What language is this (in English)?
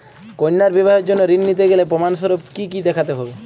Bangla